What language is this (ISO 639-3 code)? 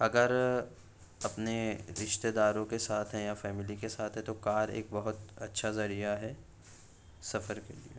urd